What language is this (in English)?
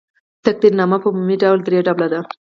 Pashto